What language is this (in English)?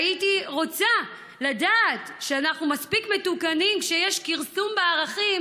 Hebrew